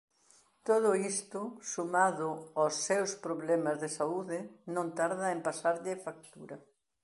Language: Galician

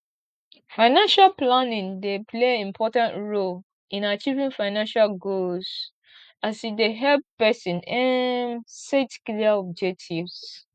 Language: Nigerian Pidgin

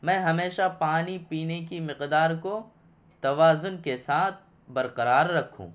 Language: Urdu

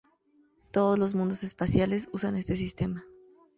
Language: Spanish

